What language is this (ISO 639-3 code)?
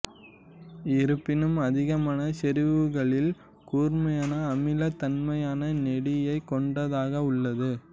tam